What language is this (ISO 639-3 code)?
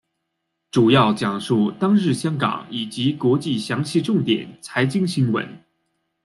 zho